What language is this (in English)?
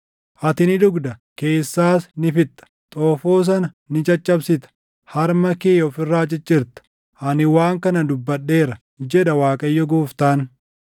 Oromo